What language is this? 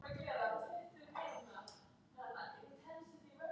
Icelandic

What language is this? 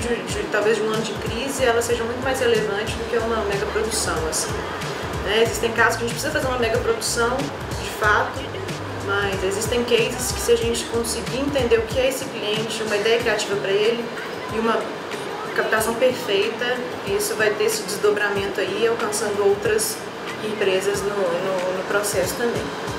Portuguese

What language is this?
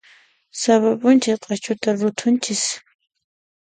Puno Quechua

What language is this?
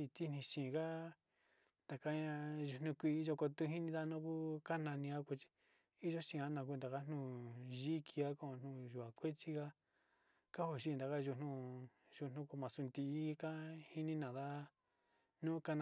Sinicahua Mixtec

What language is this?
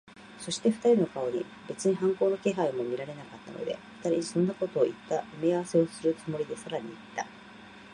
Japanese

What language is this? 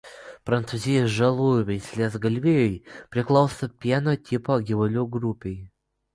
Lithuanian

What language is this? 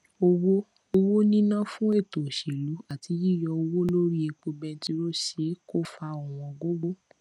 Yoruba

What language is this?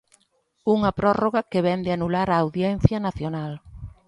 Galician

